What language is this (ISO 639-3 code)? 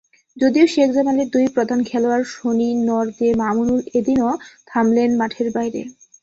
ben